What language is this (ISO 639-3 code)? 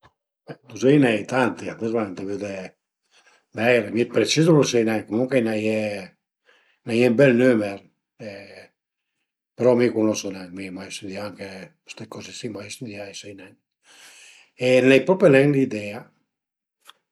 pms